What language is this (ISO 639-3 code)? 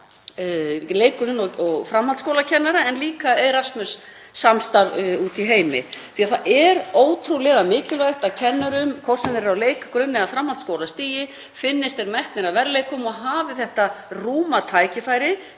isl